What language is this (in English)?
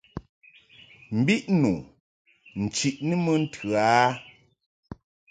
Mungaka